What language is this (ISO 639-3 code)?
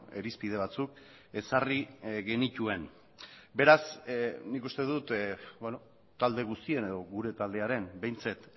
eus